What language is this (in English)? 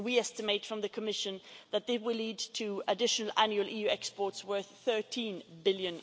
English